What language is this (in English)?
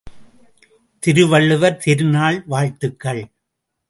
Tamil